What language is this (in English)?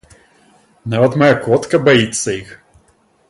Belarusian